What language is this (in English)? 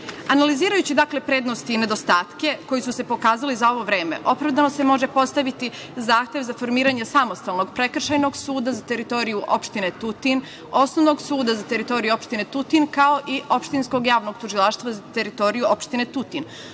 Serbian